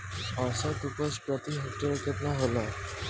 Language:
Bhojpuri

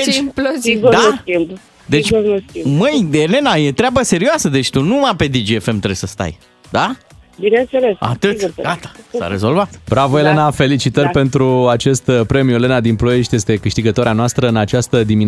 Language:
Romanian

